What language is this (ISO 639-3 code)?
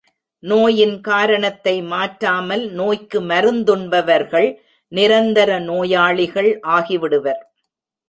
tam